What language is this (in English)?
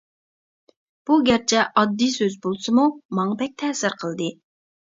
Uyghur